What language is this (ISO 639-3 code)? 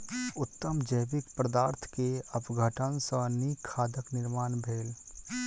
mai